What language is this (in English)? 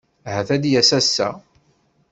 Kabyle